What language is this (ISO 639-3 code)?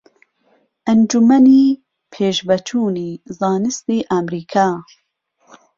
ckb